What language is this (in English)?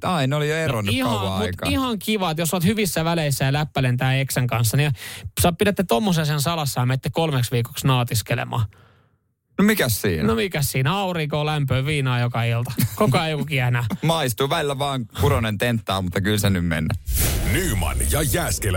Finnish